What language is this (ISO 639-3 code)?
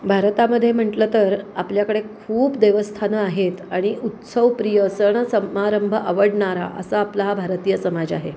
mar